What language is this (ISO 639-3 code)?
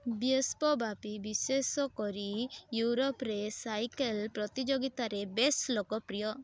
ori